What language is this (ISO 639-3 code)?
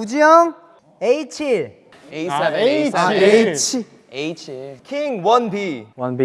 kor